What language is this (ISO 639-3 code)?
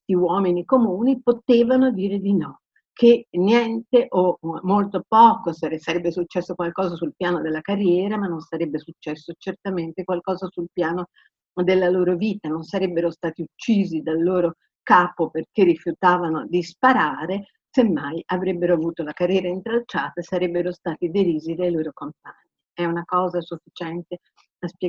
ita